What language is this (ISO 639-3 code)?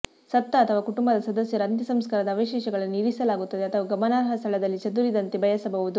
kan